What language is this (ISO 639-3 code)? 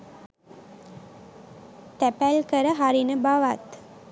sin